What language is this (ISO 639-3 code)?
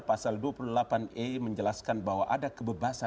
ind